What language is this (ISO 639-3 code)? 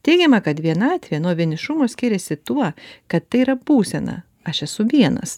lit